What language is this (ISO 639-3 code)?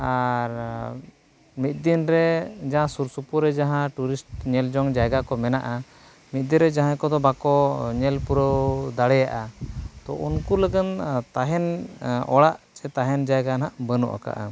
sat